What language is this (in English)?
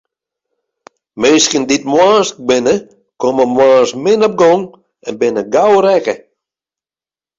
Western Frisian